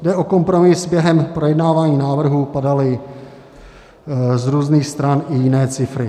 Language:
Czech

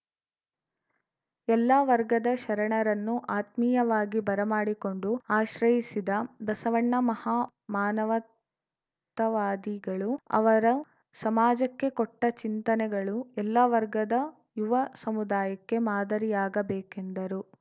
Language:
Kannada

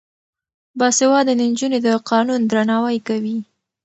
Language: Pashto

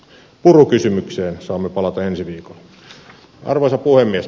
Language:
Finnish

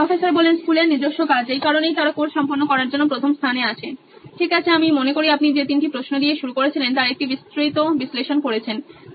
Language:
Bangla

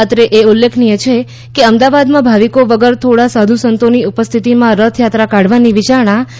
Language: Gujarati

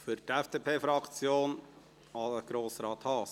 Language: Swiss German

